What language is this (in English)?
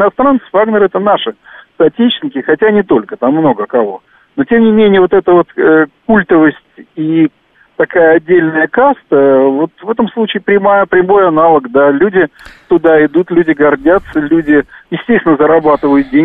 Russian